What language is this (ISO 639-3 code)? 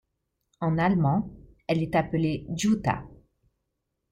fra